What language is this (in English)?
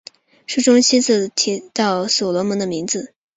Chinese